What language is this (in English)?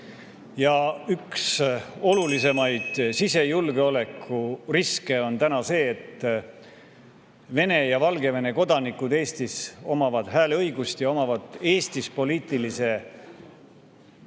Estonian